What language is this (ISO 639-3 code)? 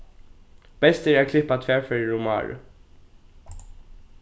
fao